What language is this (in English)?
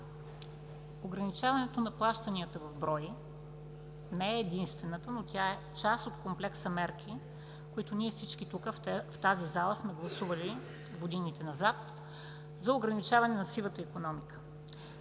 Bulgarian